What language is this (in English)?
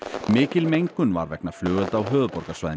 Icelandic